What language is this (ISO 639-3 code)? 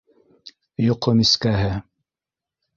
bak